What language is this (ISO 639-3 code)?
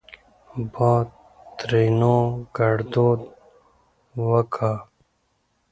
pus